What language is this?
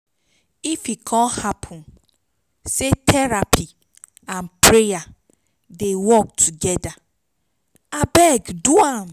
Nigerian Pidgin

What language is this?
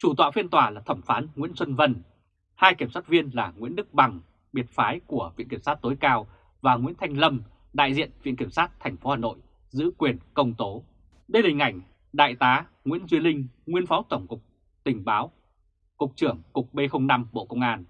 Vietnamese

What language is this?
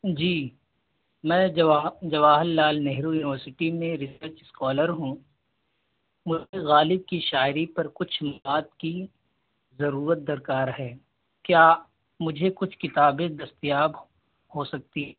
Urdu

